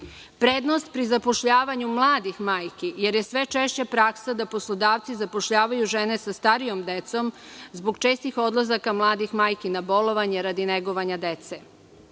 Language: Serbian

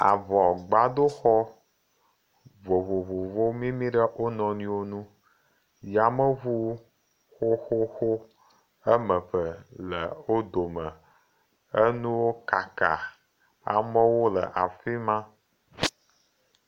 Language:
Ewe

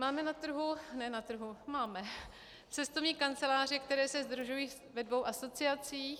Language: Czech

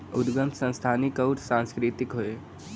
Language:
Bhojpuri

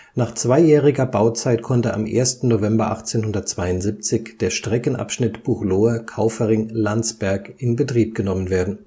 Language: German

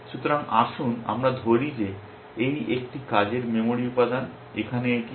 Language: Bangla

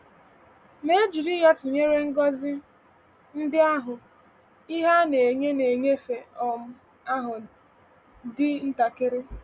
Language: Igbo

